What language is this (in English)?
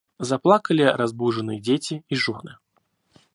Russian